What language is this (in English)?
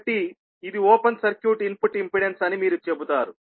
Telugu